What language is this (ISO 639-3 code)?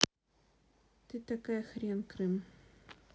rus